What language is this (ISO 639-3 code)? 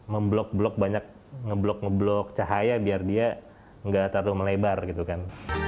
ind